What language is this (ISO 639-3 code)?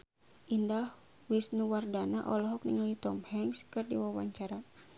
sun